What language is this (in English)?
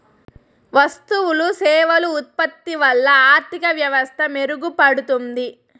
Telugu